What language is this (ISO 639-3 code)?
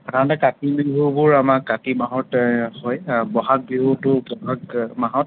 asm